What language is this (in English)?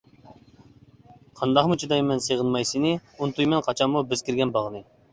Uyghur